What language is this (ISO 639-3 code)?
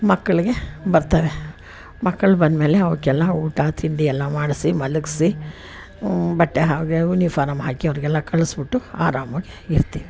kan